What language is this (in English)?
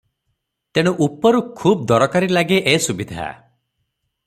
Odia